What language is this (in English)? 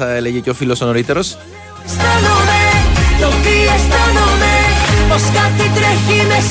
Greek